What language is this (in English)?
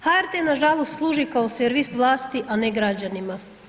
Croatian